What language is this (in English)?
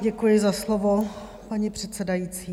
Czech